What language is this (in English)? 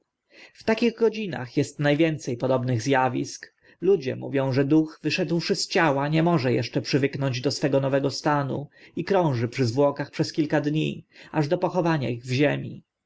Polish